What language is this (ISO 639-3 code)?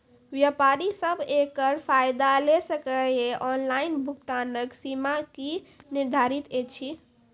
mai